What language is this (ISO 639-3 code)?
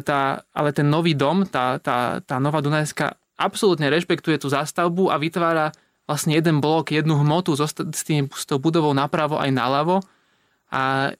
slk